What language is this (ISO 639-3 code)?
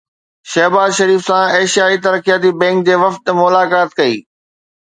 snd